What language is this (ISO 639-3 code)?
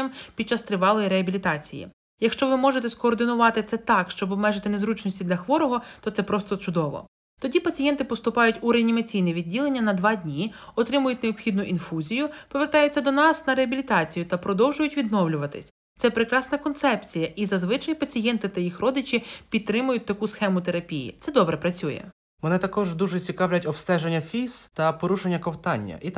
ukr